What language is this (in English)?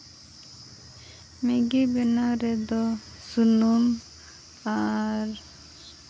Santali